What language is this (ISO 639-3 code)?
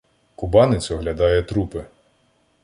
ukr